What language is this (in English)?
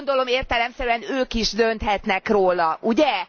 Hungarian